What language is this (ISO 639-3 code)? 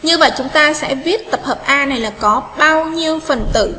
vie